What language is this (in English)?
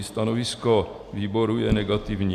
Czech